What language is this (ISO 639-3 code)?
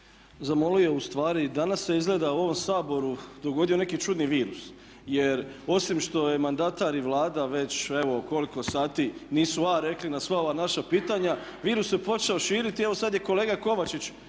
hrv